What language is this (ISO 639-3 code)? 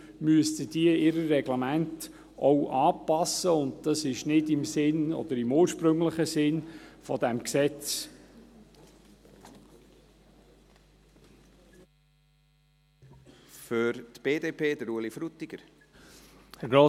gsw